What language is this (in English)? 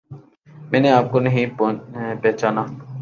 Urdu